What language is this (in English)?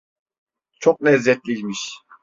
Turkish